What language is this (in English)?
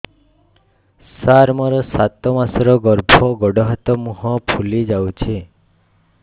Odia